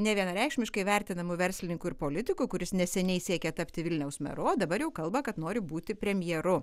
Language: Lithuanian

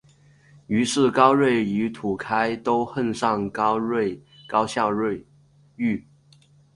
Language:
Chinese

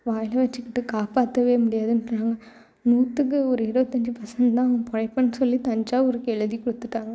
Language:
Tamil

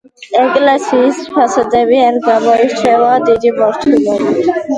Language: Georgian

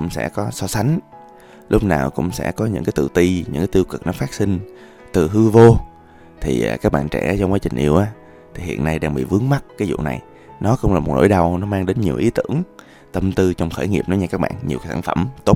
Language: Vietnamese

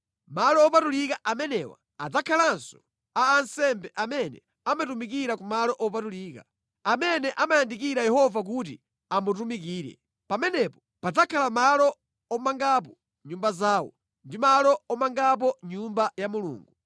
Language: Nyanja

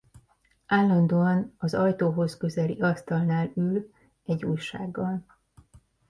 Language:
Hungarian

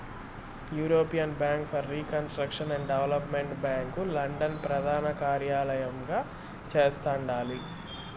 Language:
Telugu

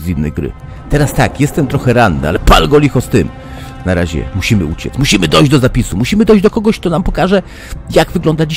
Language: Polish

